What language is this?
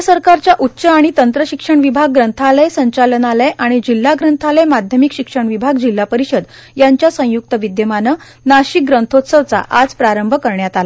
Marathi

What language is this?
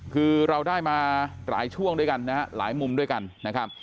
Thai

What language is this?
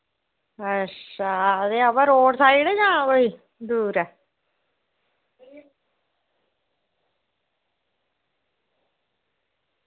Dogri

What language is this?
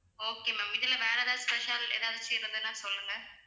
Tamil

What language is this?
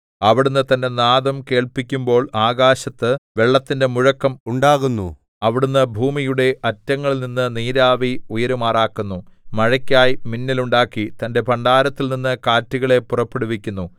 Malayalam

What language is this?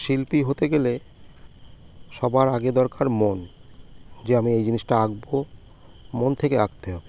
Bangla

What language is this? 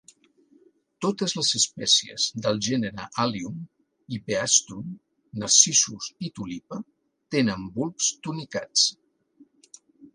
Catalan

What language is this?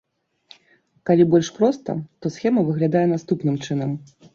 Belarusian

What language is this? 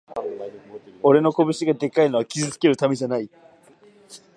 Japanese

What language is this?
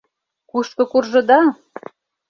Mari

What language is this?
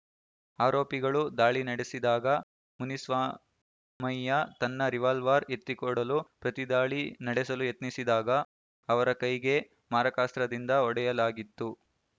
Kannada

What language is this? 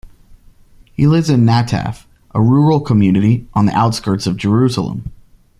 English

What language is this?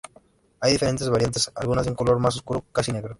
Spanish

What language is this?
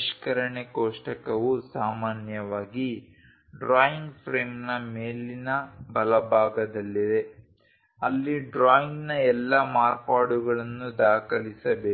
Kannada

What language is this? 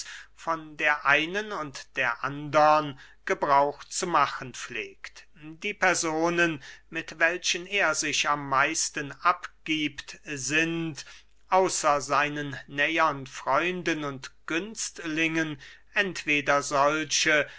German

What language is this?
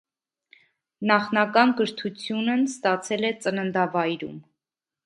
Armenian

